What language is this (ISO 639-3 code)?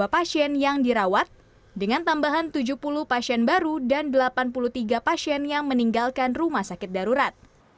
ind